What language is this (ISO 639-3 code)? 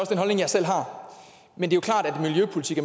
dan